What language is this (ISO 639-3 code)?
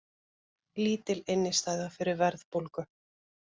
isl